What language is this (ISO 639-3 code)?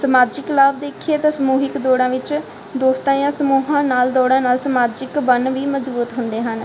pan